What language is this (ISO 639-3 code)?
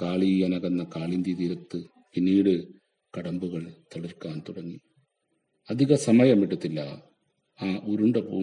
mal